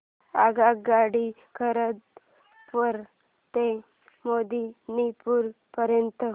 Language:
Marathi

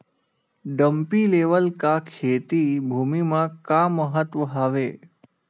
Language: Chhattisgarhi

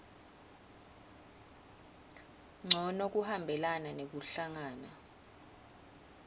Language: Swati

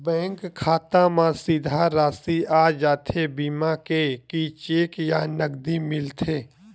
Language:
Chhattisgarhi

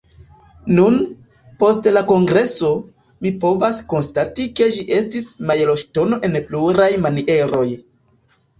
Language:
Esperanto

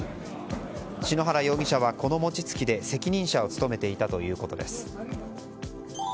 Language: Japanese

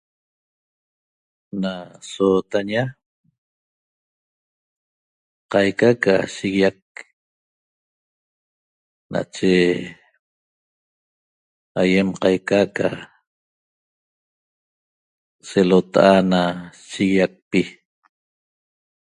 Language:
Toba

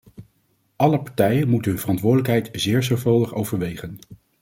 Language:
Dutch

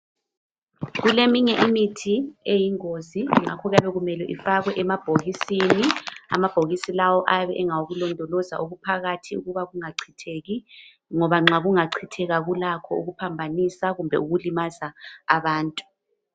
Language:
North Ndebele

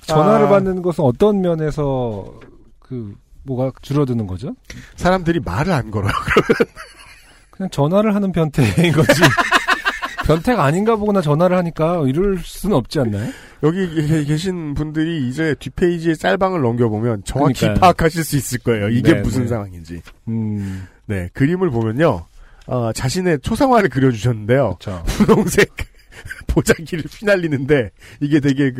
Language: Korean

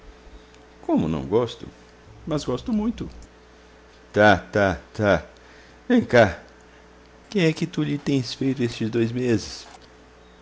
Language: Portuguese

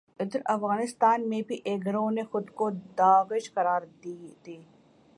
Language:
Urdu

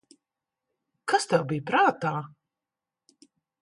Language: Latvian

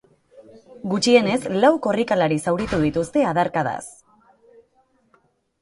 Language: Basque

